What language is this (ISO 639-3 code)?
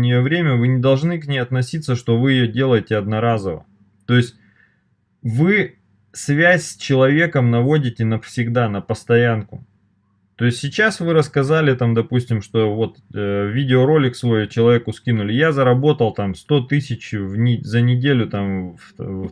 rus